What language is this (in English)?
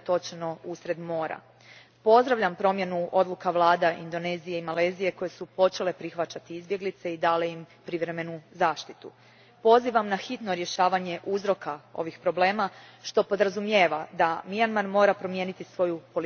Croatian